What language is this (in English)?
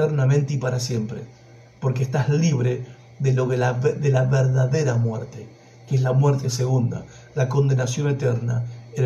Spanish